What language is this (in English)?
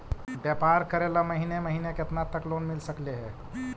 Magahi